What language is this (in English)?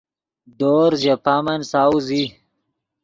Yidgha